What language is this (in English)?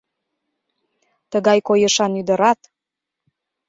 Mari